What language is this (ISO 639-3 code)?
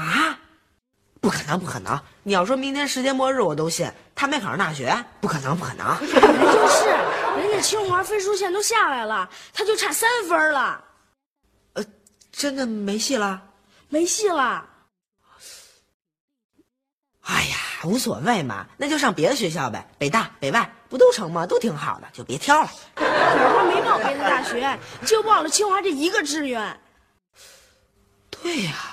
zho